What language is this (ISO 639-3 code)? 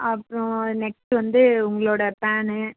tam